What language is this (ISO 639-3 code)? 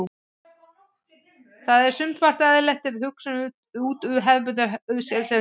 isl